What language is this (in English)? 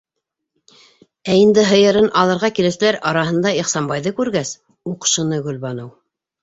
Bashkir